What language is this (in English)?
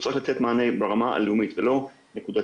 Hebrew